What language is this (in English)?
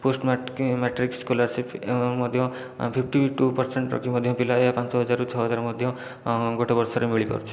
Odia